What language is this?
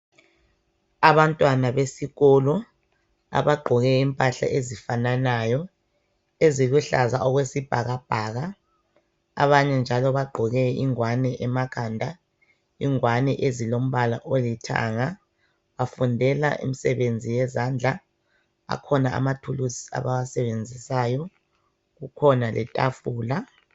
North Ndebele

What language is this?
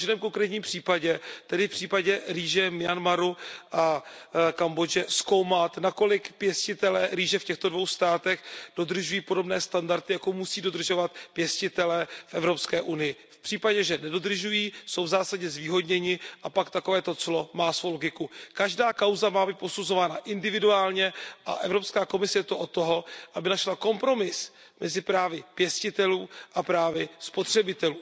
Czech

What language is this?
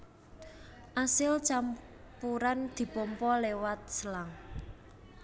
Javanese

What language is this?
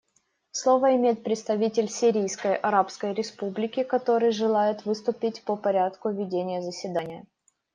Russian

